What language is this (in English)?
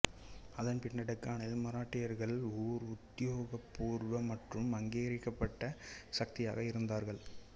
Tamil